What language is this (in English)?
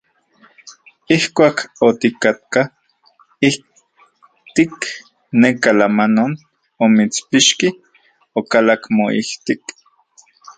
Central Puebla Nahuatl